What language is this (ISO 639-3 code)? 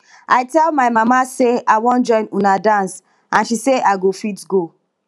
pcm